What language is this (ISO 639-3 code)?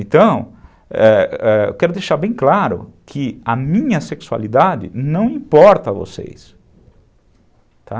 por